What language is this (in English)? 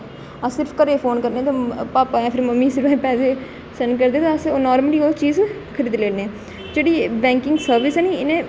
Dogri